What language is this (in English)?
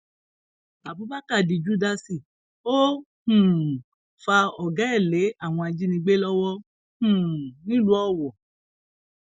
Yoruba